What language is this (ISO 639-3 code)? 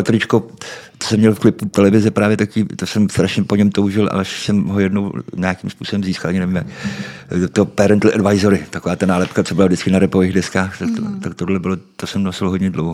ces